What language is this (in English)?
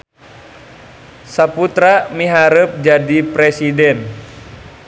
Sundanese